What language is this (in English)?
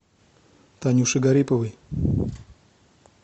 Russian